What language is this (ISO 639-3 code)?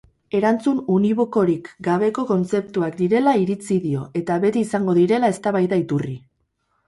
eus